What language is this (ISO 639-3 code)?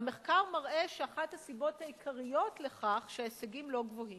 heb